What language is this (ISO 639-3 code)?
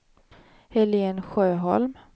swe